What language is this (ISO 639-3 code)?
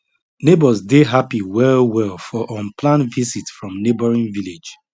pcm